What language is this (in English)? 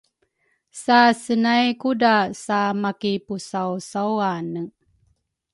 Rukai